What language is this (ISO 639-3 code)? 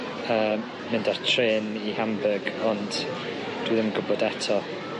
cym